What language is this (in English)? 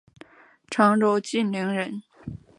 Chinese